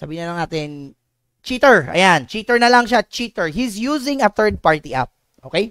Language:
Filipino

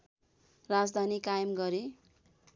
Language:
Nepali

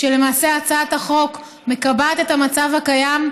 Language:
Hebrew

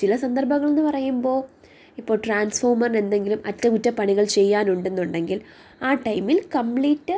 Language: Malayalam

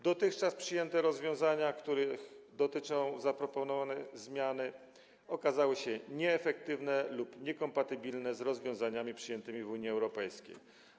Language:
Polish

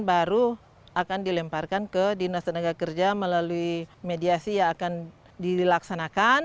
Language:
Indonesian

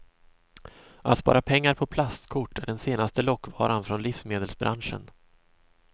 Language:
Swedish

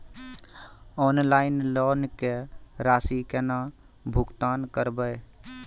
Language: Maithili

